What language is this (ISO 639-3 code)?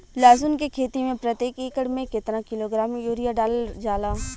bho